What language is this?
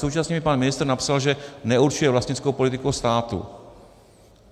Czech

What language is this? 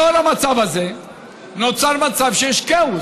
Hebrew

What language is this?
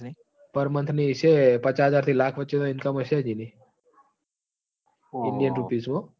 Gujarati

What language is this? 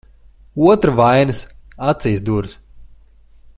Latvian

